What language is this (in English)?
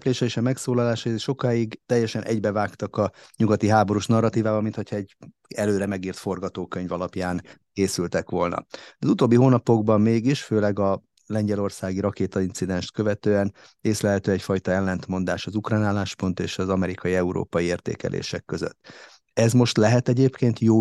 Hungarian